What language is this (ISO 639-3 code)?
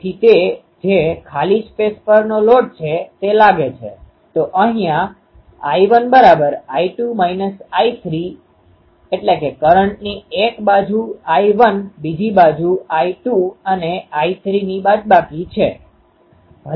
guj